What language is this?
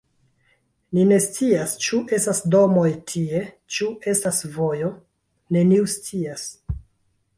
Esperanto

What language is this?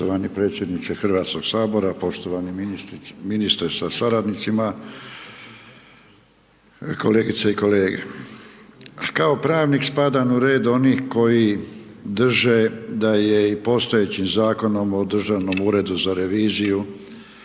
Croatian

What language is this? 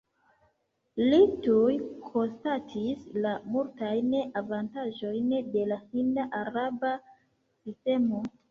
Esperanto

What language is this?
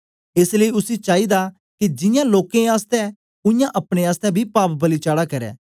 Dogri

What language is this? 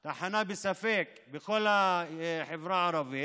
Hebrew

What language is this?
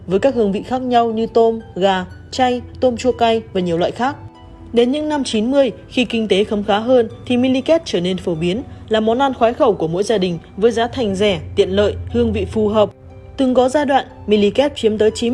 Vietnamese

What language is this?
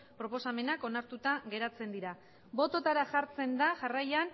Basque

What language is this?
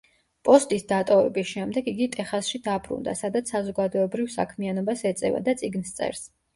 Georgian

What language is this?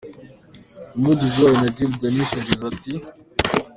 Kinyarwanda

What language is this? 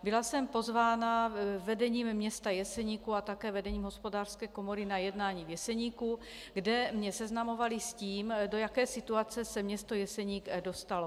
Czech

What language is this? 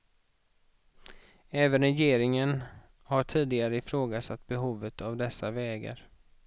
Swedish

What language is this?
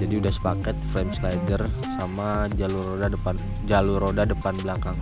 Indonesian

